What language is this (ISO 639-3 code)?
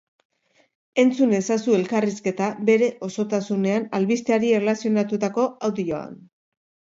eus